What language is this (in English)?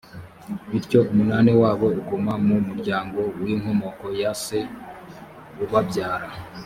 Kinyarwanda